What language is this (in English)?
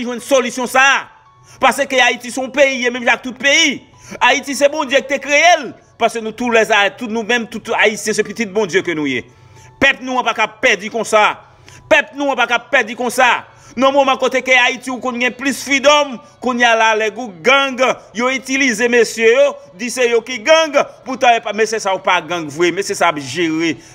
French